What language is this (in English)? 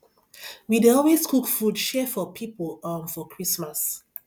Nigerian Pidgin